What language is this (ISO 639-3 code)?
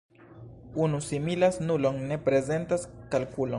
epo